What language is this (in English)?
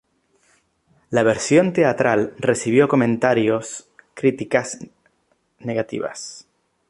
Spanish